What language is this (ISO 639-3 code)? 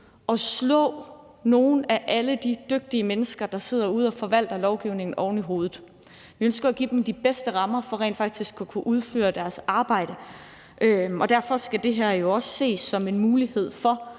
dan